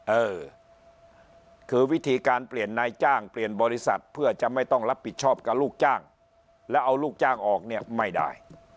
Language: Thai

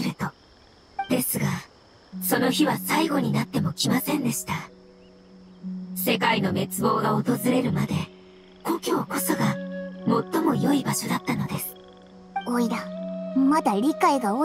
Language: Japanese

